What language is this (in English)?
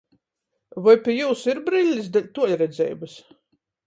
Latgalian